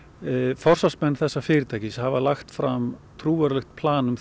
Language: Icelandic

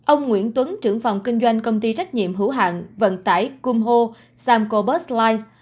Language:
Vietnamese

